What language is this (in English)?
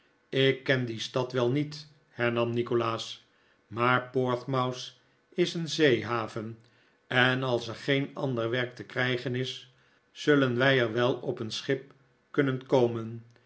Dutch